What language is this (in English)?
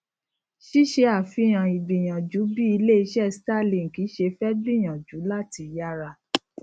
Yoruba